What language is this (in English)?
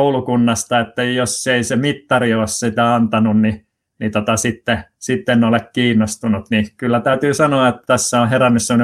Finnish